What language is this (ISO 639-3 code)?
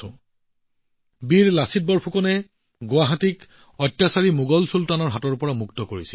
asm